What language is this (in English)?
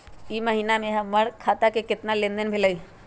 Magahi